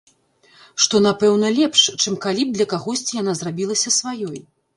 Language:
Belarusian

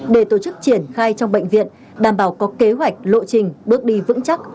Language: Vietnamese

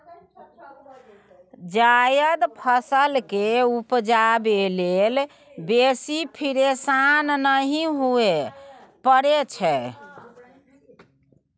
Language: Maithili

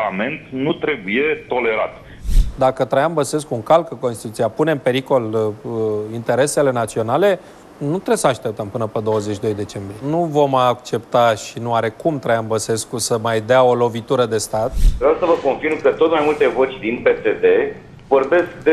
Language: Romanian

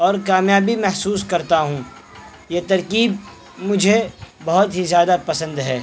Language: Urdu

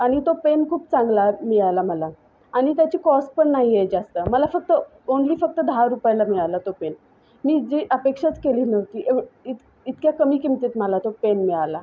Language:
Marathi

